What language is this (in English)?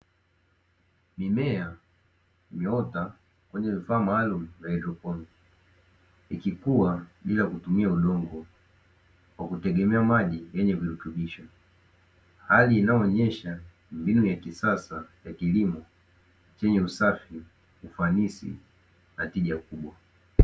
Swahili